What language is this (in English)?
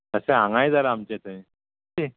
Konkani